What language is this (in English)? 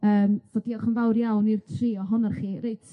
Welsh